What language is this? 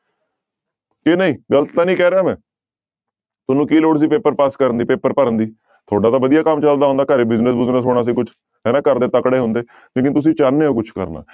Punjabi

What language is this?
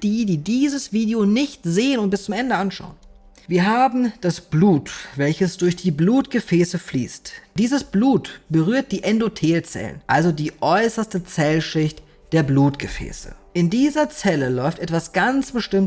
German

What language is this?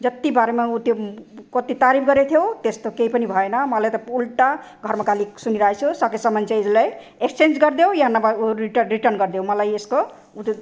Nepali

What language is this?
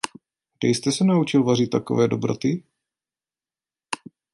Czech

